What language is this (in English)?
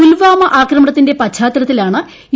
Malayalam